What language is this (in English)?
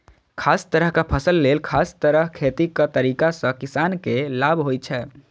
Maithili